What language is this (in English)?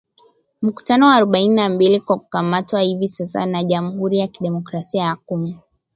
Swahili